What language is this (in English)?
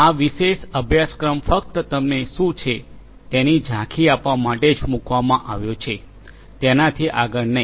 Gujarati